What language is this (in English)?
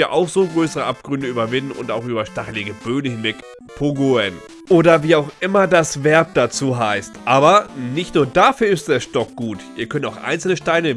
German